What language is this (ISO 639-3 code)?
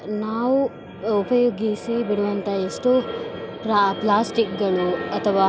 kan